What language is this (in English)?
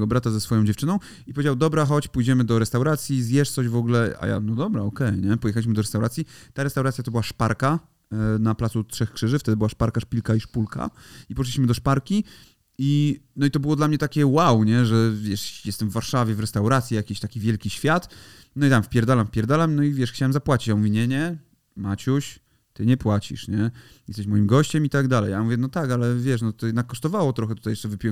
Polish